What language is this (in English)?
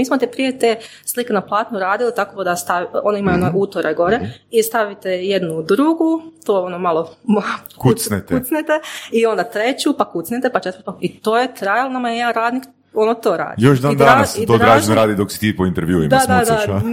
Croatian